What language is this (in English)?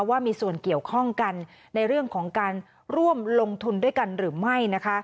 Thai